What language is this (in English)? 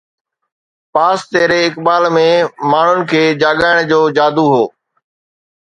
Sindhi